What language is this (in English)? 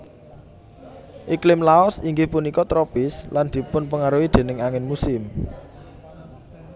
Javanese